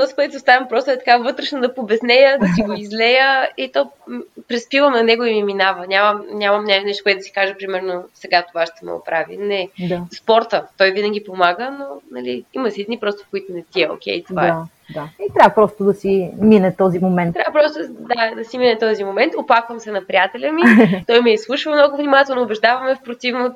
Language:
Bulgarian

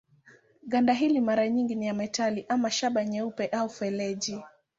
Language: Swahili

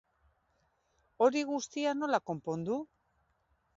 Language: Basque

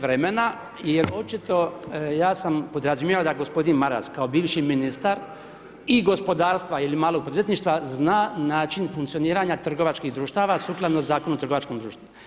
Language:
Croatian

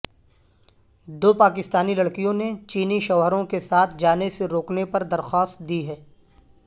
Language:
Urdu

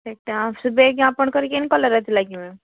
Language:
Odia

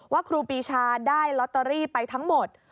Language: Thai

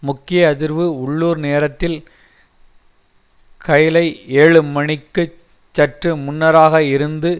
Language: Tamil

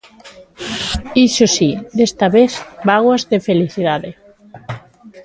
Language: Galician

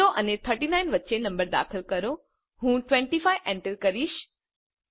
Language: Gujarati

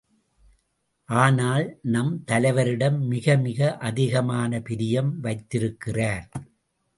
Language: Tamil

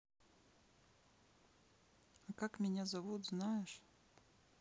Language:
Russian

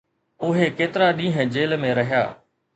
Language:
Sindhi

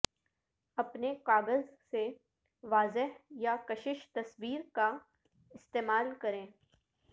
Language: Urdu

